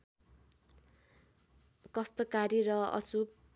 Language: Nepali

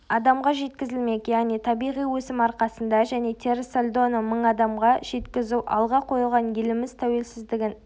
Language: Kazakh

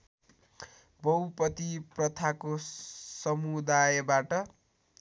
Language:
Nepali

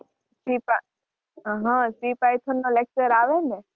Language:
Gujarati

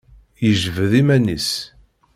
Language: Kabyle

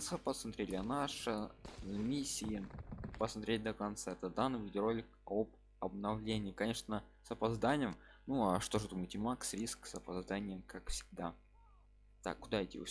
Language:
Russian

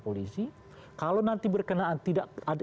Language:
Indonesian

